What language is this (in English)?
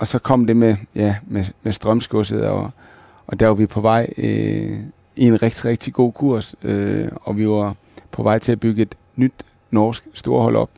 Danish